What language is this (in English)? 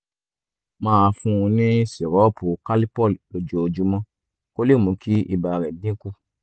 Yoruba